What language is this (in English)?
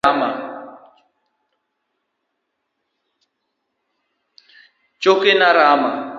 Luo (Kenya and Tanzania)